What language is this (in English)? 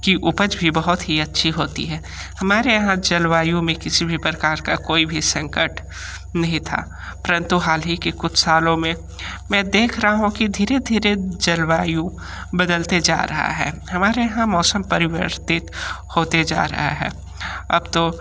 Hindi